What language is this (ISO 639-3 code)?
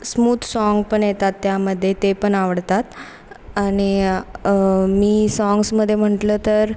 mar